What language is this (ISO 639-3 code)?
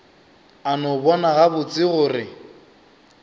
nso